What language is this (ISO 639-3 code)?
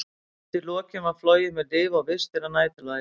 isl